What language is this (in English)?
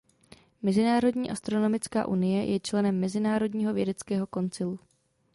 Czech